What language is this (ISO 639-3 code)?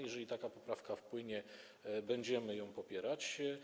pol